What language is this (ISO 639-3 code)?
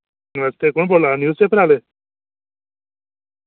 doi